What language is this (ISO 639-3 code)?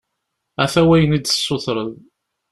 kab